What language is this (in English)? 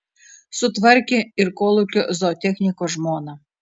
Lithuanian